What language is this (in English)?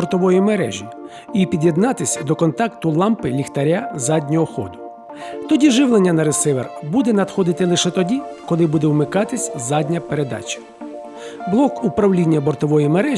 Ukrainian